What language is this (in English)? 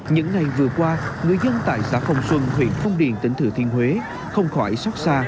Vietnamese